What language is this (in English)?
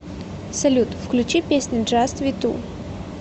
Russian